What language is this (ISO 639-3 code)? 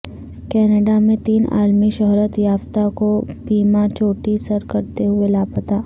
urd